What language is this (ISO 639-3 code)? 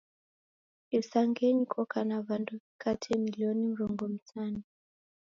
dav